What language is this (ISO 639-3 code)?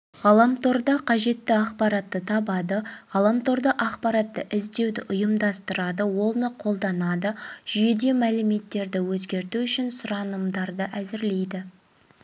kaz